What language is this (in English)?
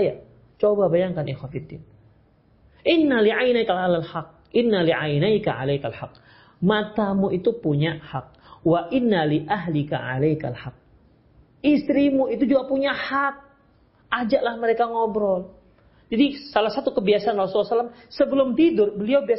Indonesian